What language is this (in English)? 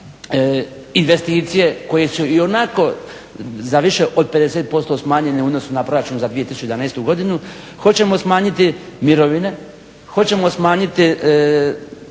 Croatian